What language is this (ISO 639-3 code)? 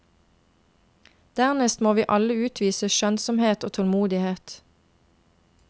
nor